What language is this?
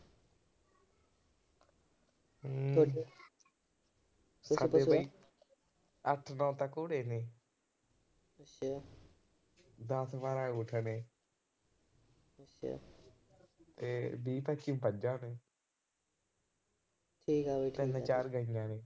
Punjabi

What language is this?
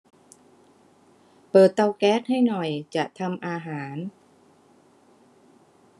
Thai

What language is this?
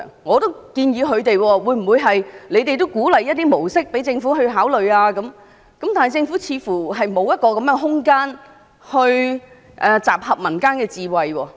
Cantonese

